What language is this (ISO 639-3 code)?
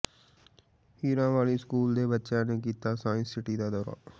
pan